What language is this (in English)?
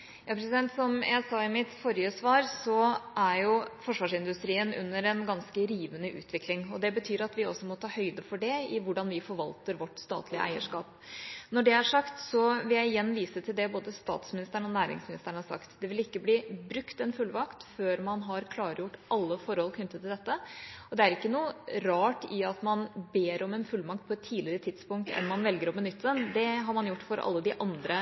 Norwegian